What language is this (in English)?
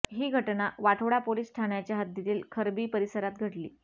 Marathi